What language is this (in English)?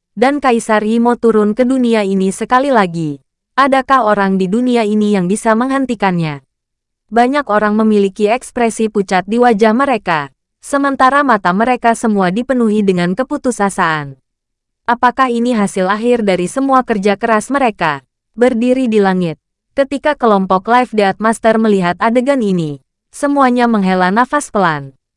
Indonesian